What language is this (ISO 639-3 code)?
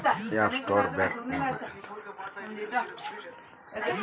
kan